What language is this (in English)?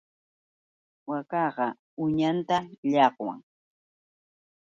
Yauyos Quechua